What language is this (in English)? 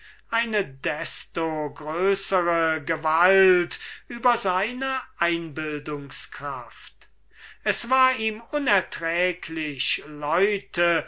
German